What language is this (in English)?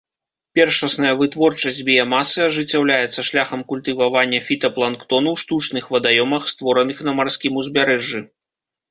Belarusian